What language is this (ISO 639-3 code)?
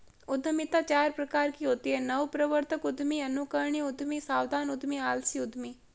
hin